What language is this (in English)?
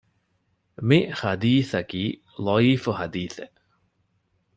Divehi